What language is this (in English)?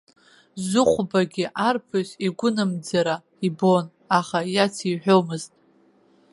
Abkhazian